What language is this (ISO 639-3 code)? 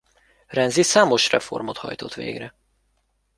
hun